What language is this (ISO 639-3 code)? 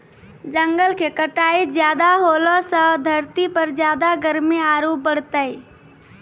mai